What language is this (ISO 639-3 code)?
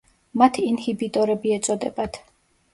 kat